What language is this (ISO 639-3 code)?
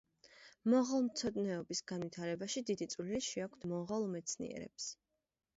kat